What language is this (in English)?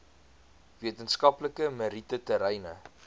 Afrikaans